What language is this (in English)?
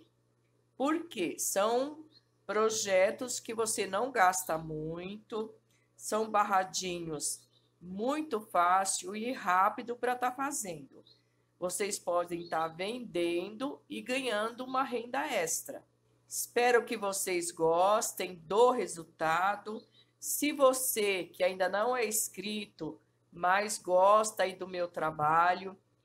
Portuguese